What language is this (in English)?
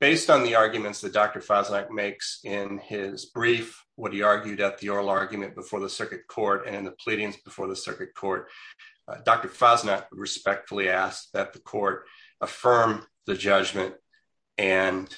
English